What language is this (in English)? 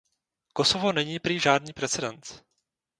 Czech